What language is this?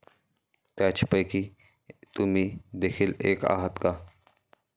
Marathi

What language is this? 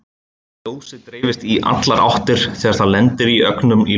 Icelandic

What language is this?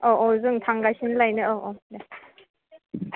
Bodo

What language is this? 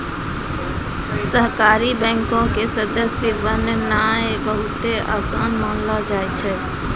Maithili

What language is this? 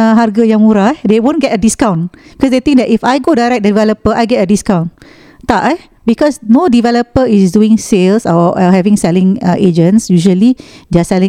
Malay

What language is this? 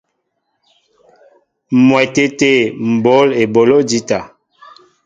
Mbo (Cameroon)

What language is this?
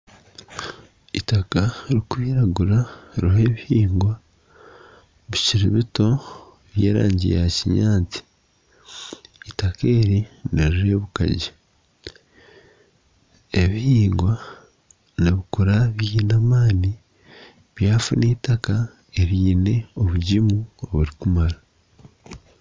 Nyankole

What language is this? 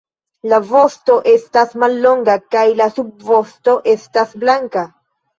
Esperanto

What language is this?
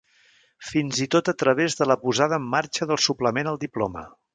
Catalan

